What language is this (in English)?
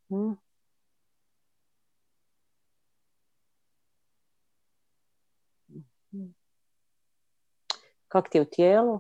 Croatian